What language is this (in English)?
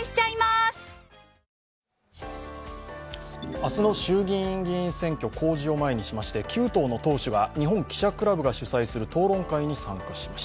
Japanese